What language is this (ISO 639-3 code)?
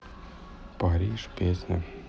rus